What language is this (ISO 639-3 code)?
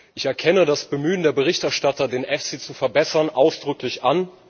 deu